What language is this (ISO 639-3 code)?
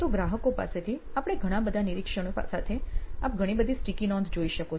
guj